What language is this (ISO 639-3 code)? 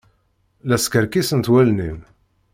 kab